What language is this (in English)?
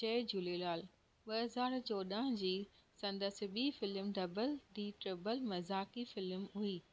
Sindhi